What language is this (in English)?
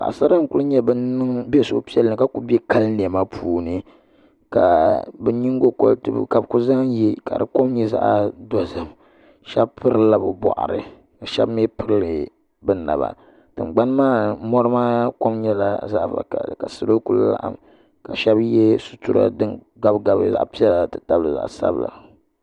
Dagbani